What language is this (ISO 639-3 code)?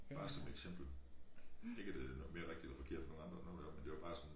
dan